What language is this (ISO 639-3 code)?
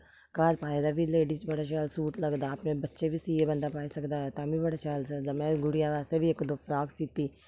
doi